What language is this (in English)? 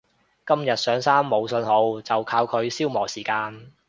Cantonese